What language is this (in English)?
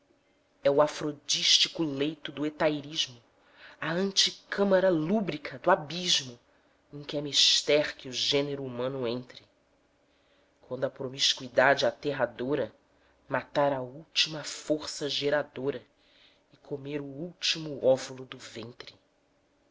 Portuguese